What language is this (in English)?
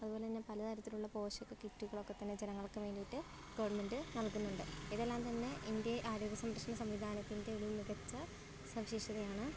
Malayalam